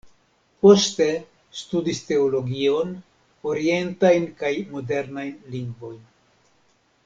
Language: Esperanto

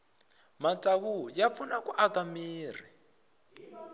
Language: Tsonga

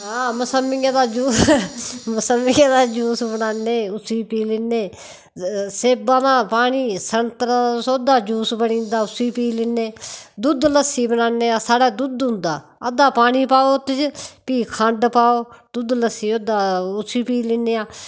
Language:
Dogri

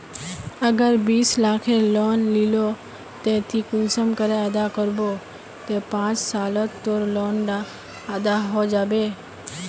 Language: Magahi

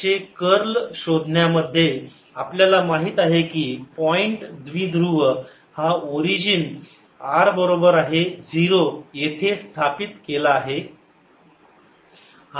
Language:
Marathi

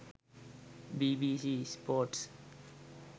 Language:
Sinhala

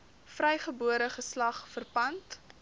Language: Afrikaans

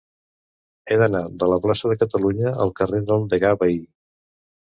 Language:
Catalan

